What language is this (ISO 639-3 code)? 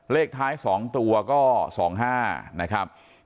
tha